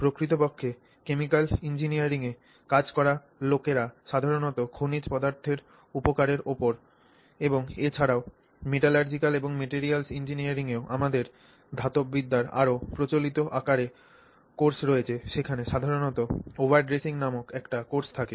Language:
Bangla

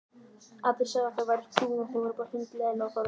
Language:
Icelandic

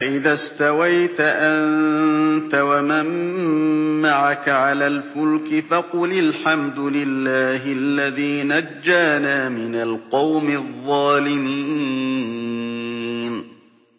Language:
Arabic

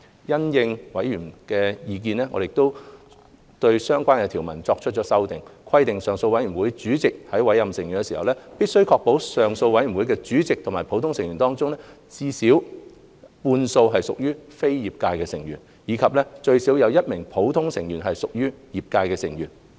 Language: Cantonese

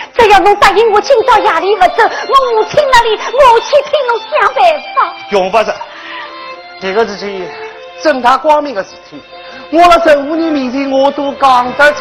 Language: Chinese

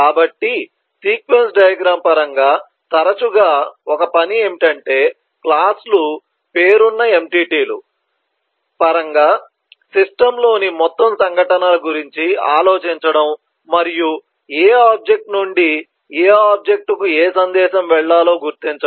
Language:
Telugu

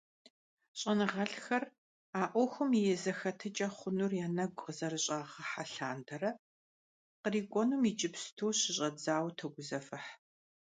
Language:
Kabardian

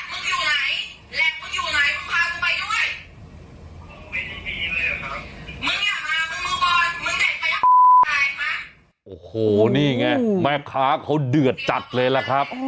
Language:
Thai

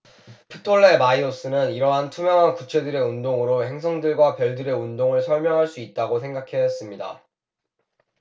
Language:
Korean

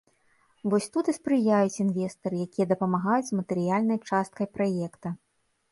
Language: Belarusian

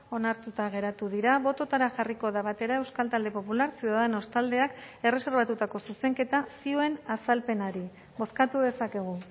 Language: Basque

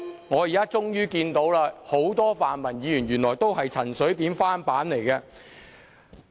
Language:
Cantonese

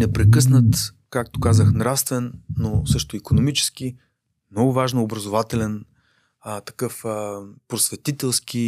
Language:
Bulgarian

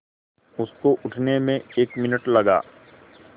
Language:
Hindi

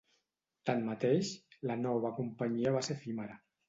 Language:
Catalan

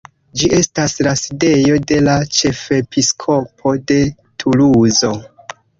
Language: Esperanto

